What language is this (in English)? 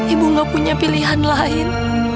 Indonesian